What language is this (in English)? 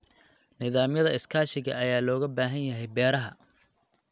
Somali